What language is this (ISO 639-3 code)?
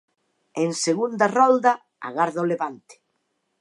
glg